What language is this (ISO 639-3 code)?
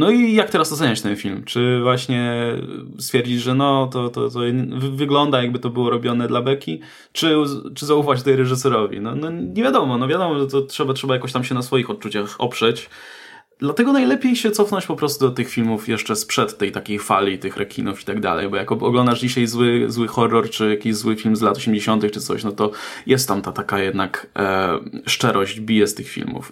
pol